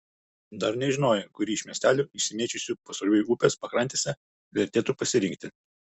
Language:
Lithuanian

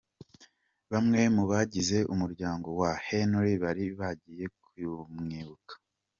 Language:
Kinyarwanda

